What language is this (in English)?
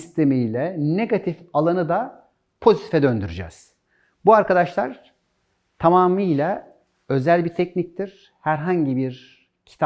Turkish